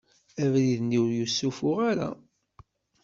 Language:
Kabyle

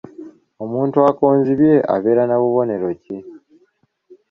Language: Ganda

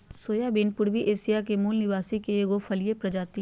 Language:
Magahi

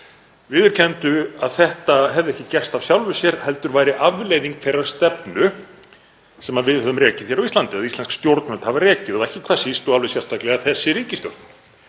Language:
Icelandic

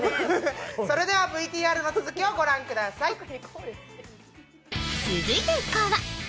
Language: Japanese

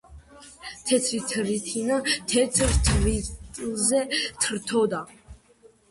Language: Georgian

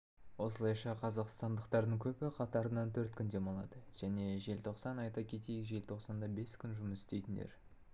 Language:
Kazakh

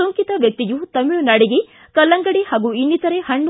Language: Kannada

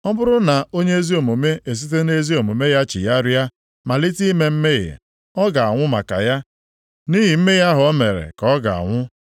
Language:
Igbo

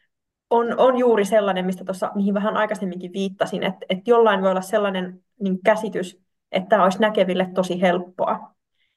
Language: Finnish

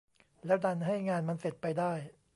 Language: Thai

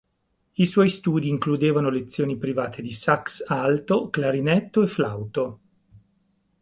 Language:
Italian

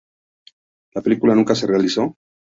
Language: Spanish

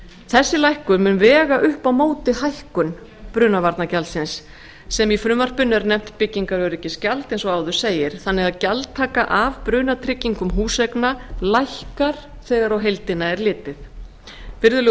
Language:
Icelandic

